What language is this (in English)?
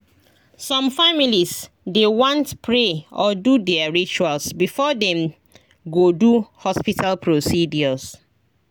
Nigerian Pidgin